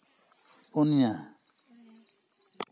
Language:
Santali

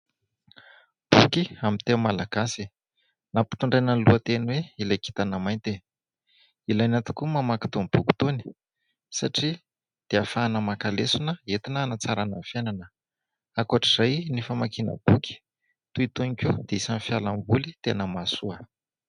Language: Malagasy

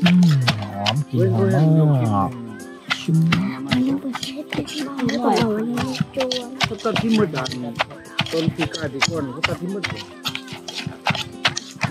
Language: Thai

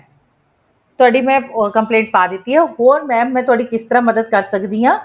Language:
Punjabi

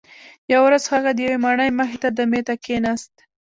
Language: Pashto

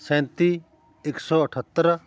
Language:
Punjabi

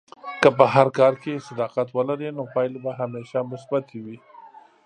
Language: Pashto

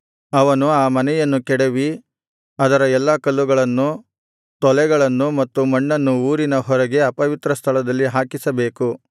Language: Kannada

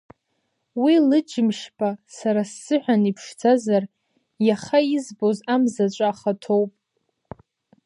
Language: Abkhazian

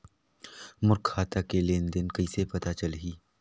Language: Chhattisgarhi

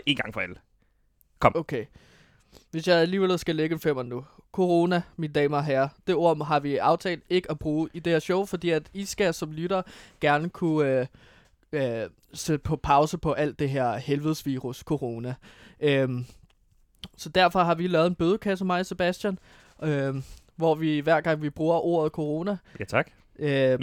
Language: Danish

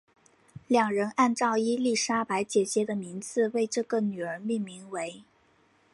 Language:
Chinese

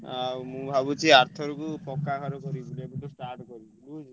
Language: Odia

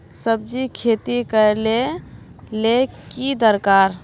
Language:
Magahi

